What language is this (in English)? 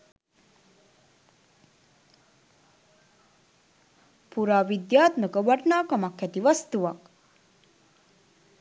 Sinhala